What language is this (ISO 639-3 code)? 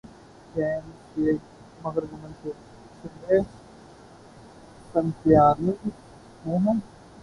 urd